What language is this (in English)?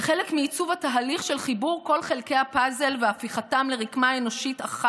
Hebrew